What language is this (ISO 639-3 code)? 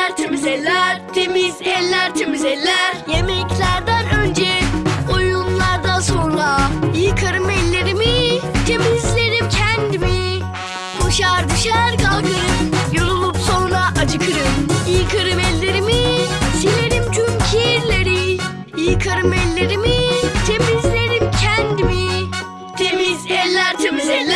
tur